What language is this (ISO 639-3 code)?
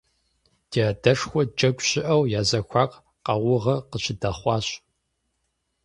kbd